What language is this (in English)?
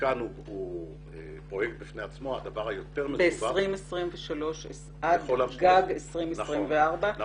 Hebrew